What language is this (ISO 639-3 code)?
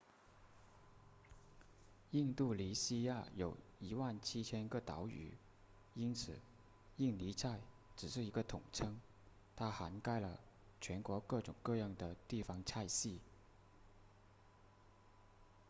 zho